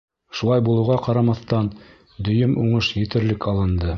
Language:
Bashkir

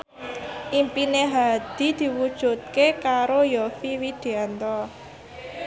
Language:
Javanese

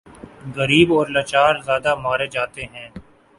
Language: Urdu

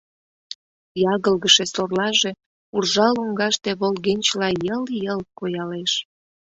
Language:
Mari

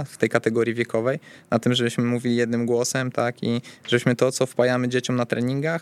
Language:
Polish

